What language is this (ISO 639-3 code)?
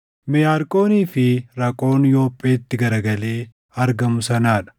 orm